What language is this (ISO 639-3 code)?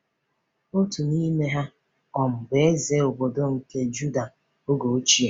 ibo